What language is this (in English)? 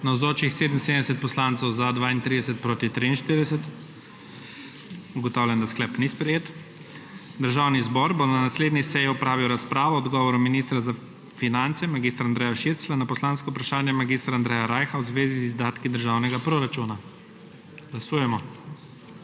Slovenian